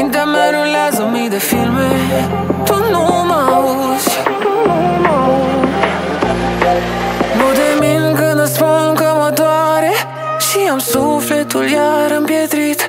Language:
Romanian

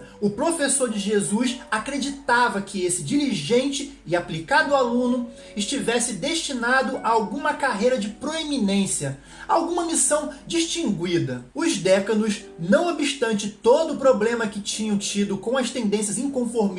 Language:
Portuguese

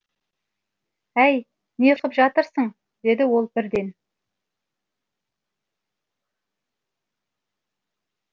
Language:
Kazakh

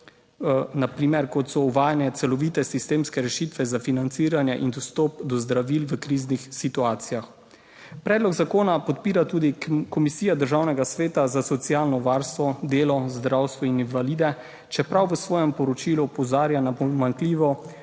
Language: Slovenian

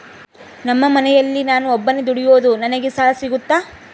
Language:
Kannada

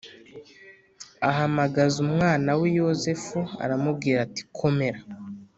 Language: Kinyarwanda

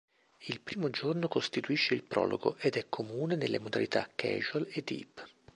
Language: Italian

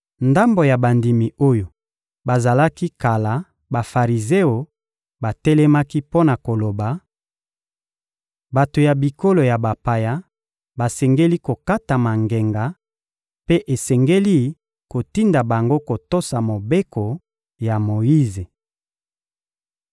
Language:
Lingala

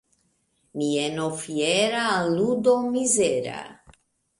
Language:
Esperanto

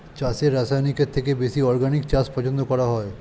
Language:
Bangla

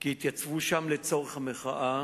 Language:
Hebrew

